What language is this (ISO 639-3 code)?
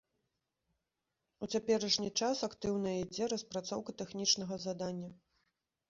bel